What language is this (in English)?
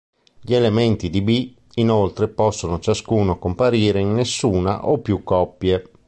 Italian